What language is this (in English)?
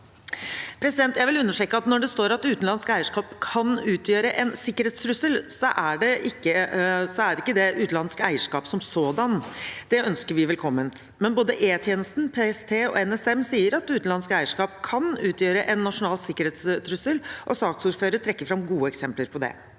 Norwegian